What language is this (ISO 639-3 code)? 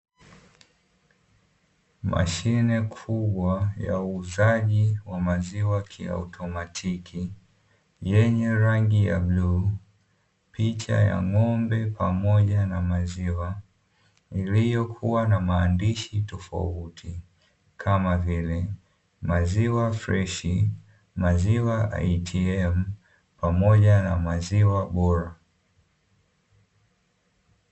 swa